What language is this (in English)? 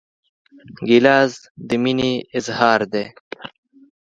Pashto